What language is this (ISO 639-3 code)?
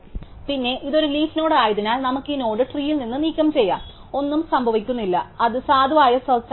mal